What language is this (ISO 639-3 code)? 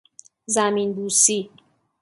fas